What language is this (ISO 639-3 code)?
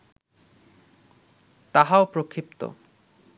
ben